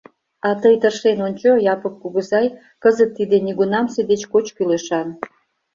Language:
Mari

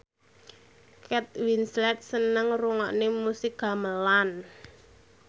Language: Javanese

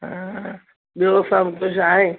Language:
Sindhi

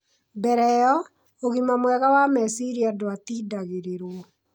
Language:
Kikuyu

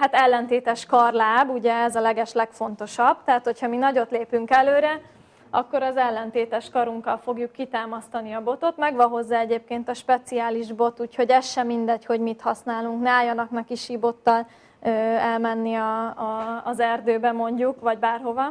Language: Hungarian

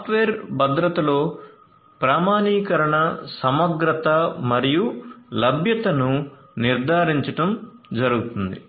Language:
Telugu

